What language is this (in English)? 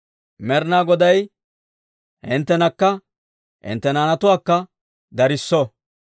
Dawro